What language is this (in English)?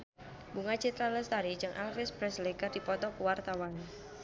Sundanese